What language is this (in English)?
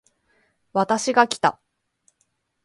Japanese